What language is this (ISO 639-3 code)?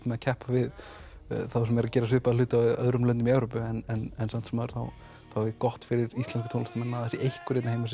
isl